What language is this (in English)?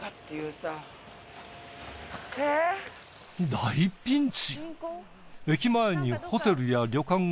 Japanese